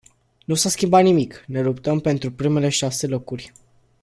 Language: Romanian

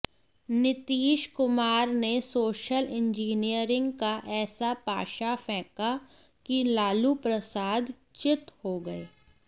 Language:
Hindi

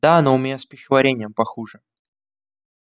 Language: Russian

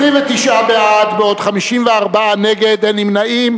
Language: Hebrew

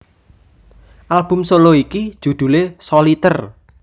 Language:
Javanese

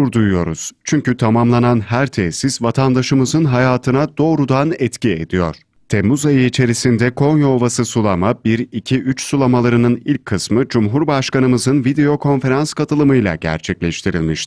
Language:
Turkish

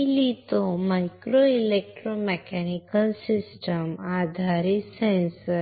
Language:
Marathi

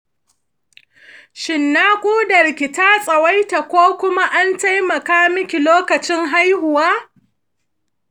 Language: Hausa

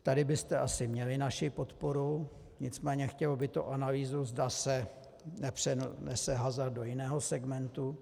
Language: Czech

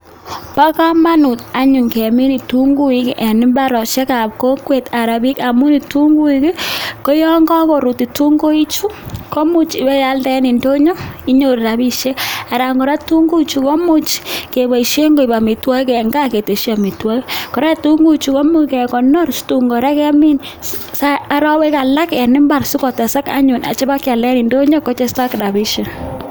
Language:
Kalenjin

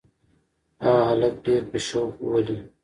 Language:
Pashto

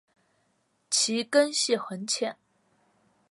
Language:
Chinese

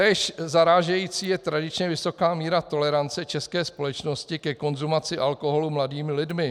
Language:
Czech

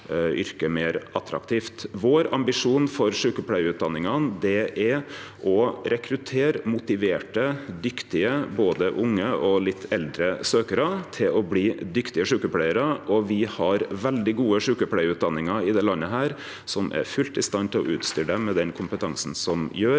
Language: Norwegian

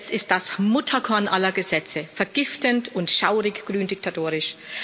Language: German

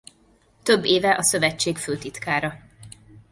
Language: Hungarian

